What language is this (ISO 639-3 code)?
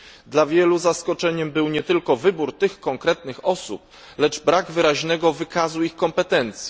pol